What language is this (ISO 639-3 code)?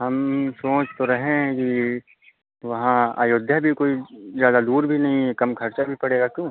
hin